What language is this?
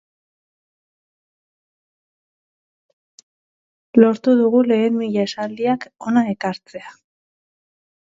Basque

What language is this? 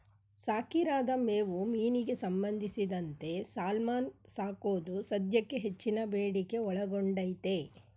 Kannada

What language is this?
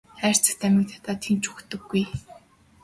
Mongolian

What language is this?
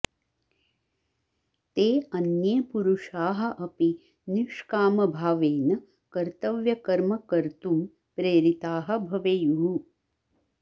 Sanskrit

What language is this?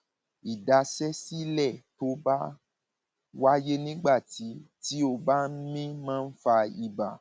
Yoruba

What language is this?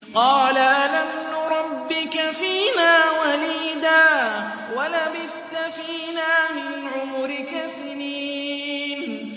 Arabic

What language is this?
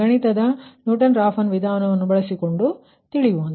Kannada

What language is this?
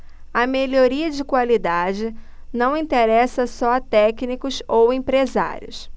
Portuguese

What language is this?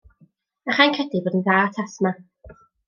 Welsh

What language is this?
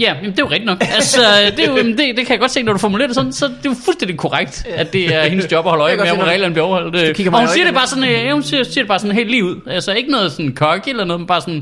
Danish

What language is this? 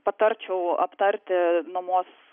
Lithuanian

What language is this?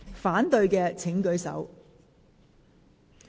Cantonese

